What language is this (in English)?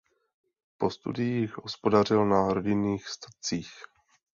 Czech